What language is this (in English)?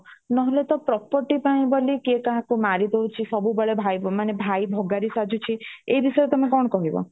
Odia